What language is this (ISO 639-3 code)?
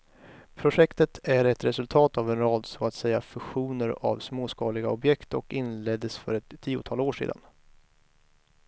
swe